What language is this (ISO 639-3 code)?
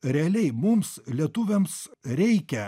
lit